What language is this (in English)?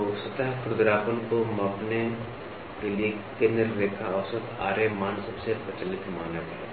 Hindi